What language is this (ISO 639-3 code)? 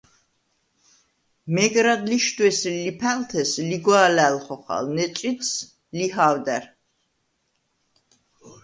sva